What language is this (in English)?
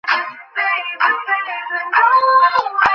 Bangla